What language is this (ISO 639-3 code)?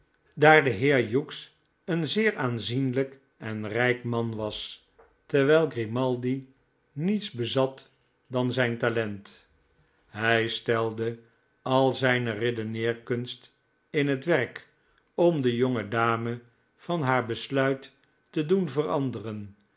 nld